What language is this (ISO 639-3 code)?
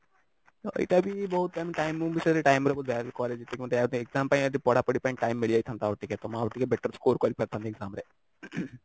ori